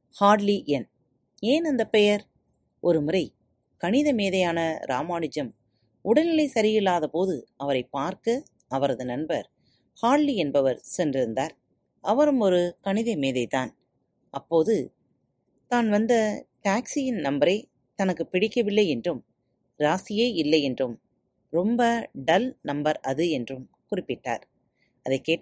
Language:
Tamil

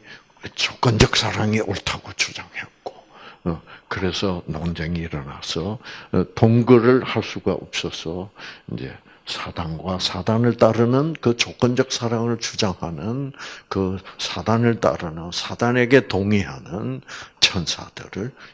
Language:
Korean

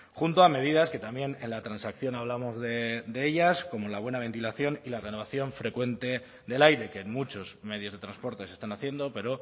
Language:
Spanish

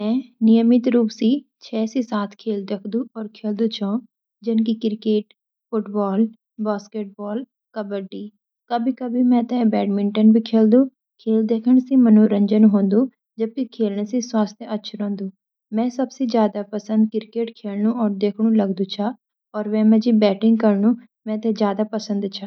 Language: Garhwali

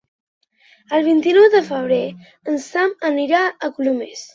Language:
Catalan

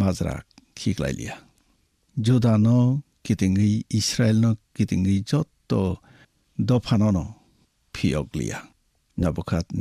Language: Bangla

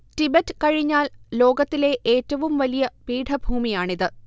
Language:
Malayalam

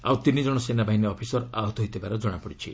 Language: Odia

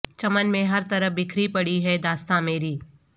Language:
Urdu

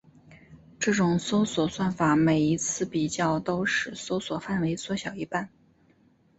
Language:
Chinese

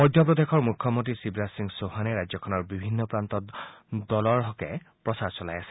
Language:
Assamese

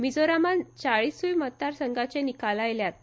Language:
Konkani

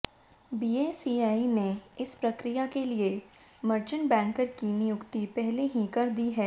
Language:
Hindi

